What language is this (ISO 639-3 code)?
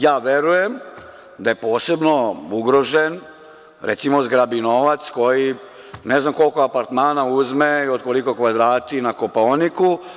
srp